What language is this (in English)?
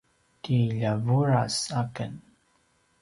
Paiwan